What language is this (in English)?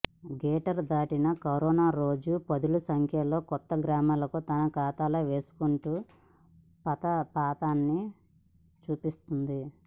Telugu